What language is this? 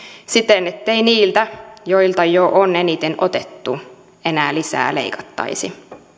Finnish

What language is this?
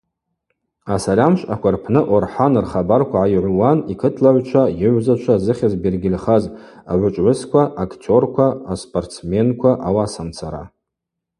Abaza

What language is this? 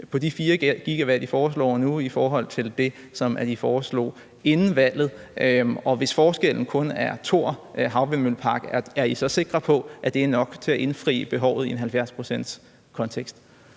Danish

